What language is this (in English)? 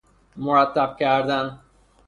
Persian